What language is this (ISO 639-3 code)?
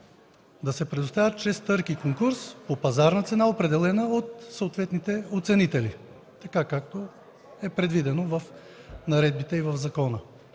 bul